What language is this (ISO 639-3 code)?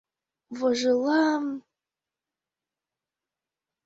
chm